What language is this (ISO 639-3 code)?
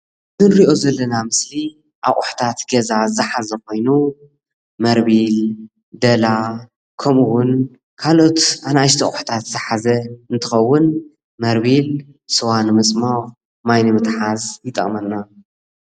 tir